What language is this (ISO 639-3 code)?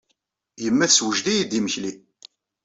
kab